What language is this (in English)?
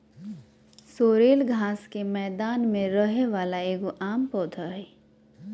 Magahi